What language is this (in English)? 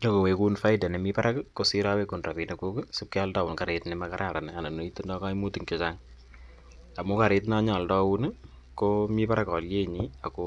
Kalenjin